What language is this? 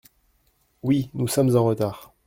French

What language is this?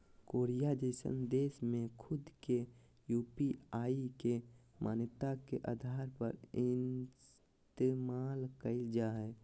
Magahi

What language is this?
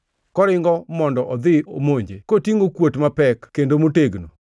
Luo (Kenya and Tanzania)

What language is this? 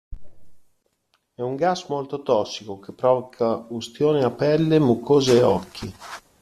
Italian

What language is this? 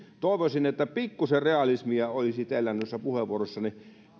Finnish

